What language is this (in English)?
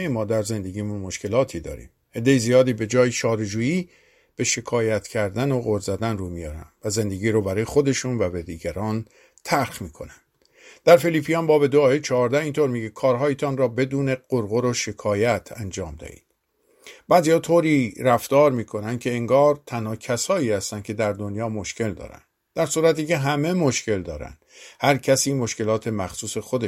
Persian